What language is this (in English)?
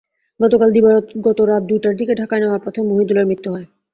Bangla